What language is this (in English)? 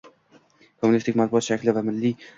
Uzbek